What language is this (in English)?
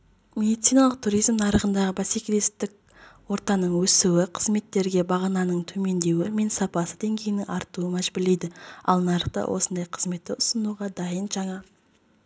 Kazakh